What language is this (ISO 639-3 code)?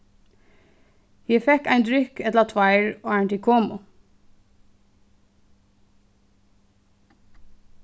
fao